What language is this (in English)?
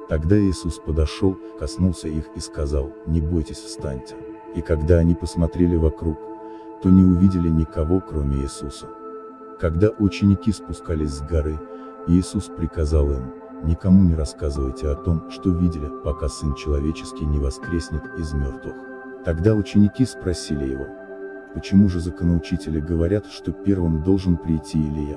Russian